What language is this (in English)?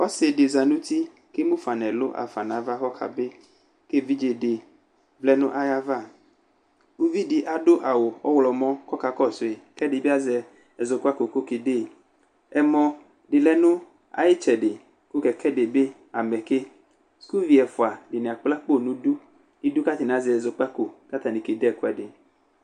Ikposo